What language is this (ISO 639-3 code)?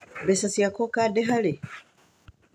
kik